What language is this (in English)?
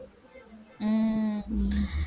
Tamil